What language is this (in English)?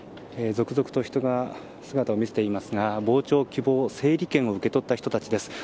Japanese